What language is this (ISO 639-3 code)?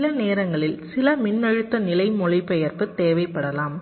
tam